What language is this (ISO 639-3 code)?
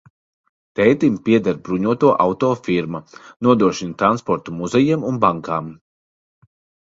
lav